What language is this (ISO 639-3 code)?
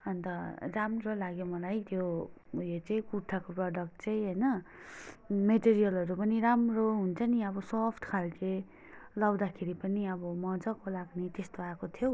nep